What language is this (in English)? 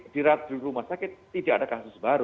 Indonesian